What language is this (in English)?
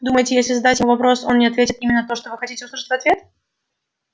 Russian